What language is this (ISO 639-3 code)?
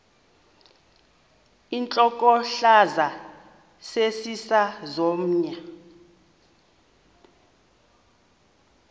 xho